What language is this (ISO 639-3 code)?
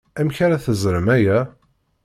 kab